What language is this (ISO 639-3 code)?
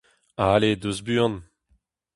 bre